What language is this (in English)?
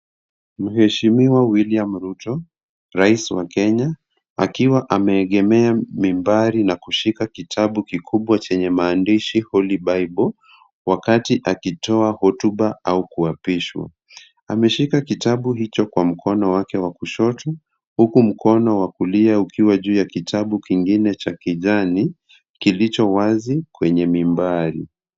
Swahili